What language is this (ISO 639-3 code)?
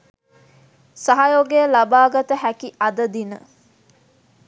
sin